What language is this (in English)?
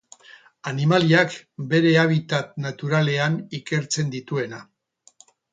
Basque